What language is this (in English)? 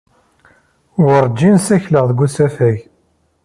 Kabyle